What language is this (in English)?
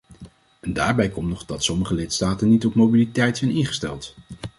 Dutch